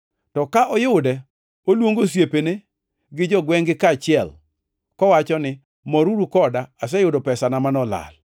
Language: Luo (Kenya and Tanzania)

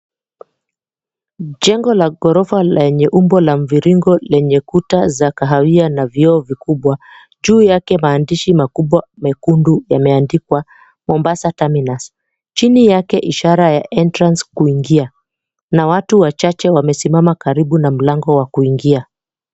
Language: Swahili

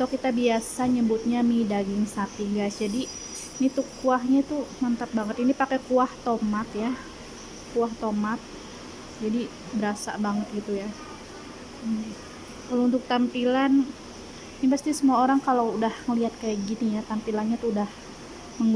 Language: Indonesian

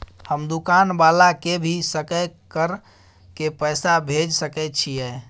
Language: Maithili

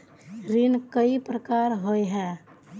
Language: Magahi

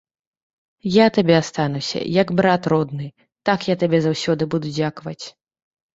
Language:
Belarusian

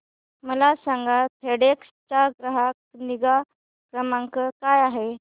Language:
Marathi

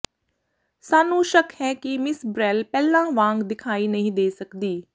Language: Punjabi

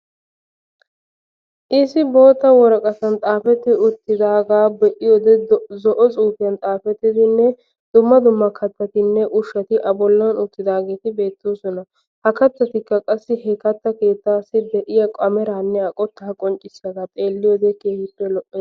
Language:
Wolaytta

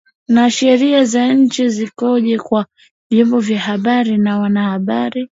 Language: Swahili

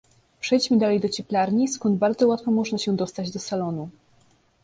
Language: Polish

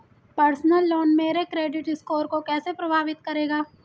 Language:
Hindi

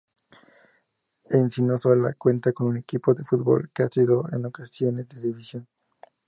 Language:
Spanish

